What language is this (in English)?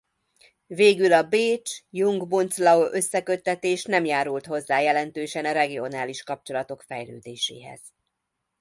Hungarian